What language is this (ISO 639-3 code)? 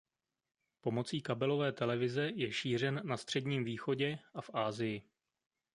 ces